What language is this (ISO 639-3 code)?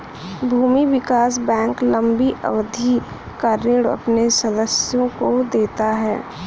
hin